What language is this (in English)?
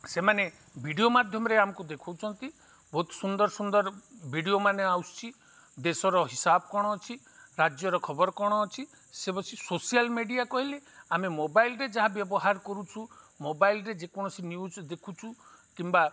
Odia